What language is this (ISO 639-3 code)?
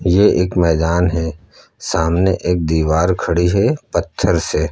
hin